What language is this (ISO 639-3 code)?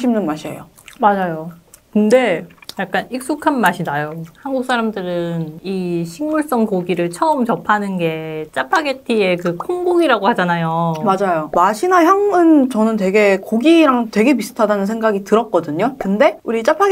kor